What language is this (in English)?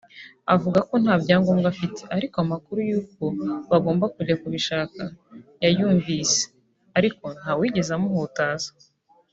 Kinyarwanda